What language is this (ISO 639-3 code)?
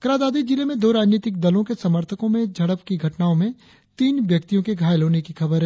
hin